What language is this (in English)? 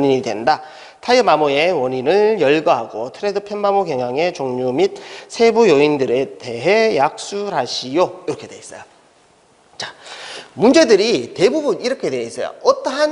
Korean